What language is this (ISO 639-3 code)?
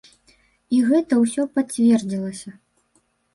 bel